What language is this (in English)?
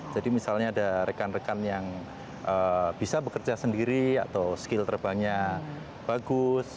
Indonesian